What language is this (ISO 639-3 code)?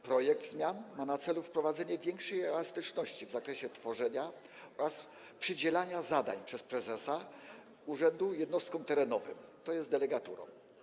pol